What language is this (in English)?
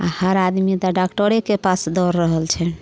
Maithili